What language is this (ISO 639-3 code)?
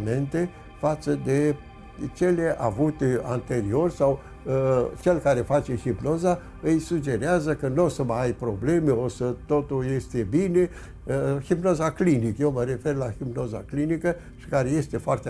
ron